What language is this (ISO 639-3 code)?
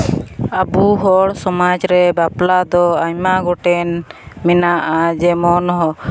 sat